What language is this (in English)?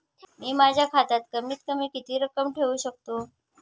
Marathi